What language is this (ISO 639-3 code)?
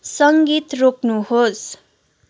nep